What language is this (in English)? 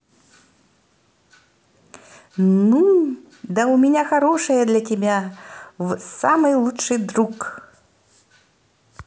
Russian